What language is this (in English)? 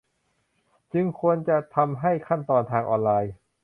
Thai